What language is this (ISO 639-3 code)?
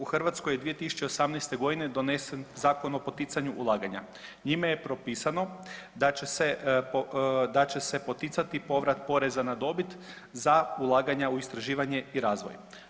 hrv